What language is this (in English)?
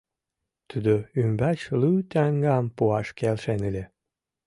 Mari